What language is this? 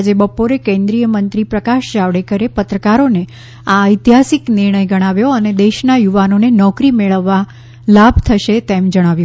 Gujarati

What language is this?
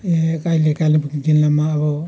Nepali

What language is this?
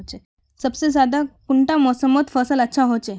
Magahi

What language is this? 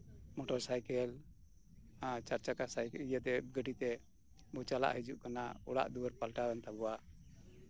Santali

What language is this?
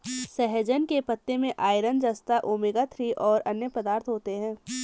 Hindi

